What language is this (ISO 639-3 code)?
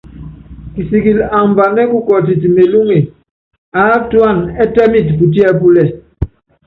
yav